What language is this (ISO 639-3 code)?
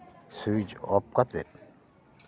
sat